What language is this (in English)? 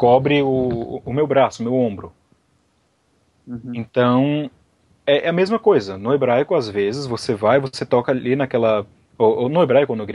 Portuguese